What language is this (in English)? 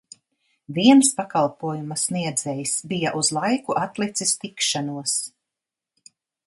Latvian